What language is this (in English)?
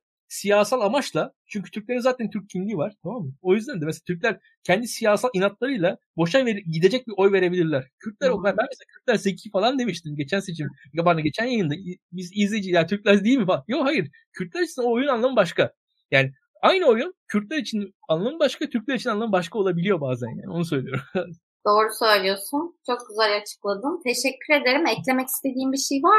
Turkish